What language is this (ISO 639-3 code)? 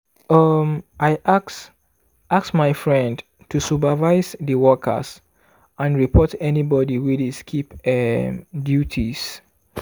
pcm